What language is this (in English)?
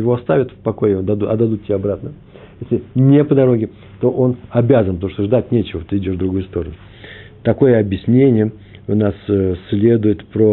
Russian